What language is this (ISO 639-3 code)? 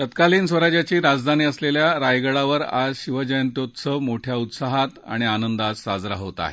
mar